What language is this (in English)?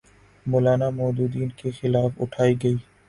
Urdu